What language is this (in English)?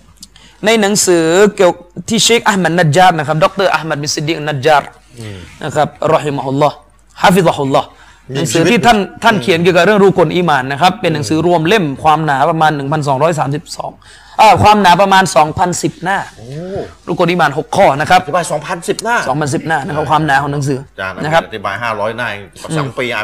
Thai